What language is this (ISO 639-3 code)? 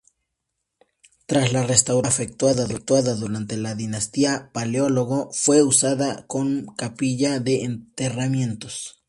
spa